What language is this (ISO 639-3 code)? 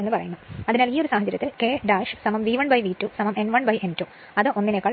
mal